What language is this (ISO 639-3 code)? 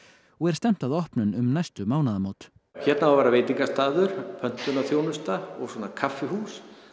isl